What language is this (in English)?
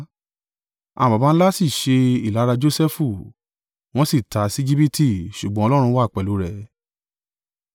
Yoruba